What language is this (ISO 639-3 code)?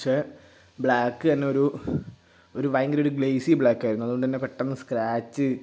mal